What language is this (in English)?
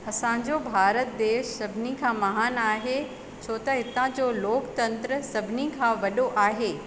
Sindhi